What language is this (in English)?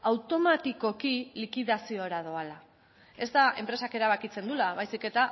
Basque